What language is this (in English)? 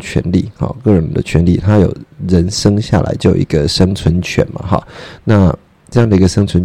Chinese